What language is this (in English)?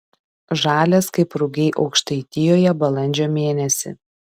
Lithuanian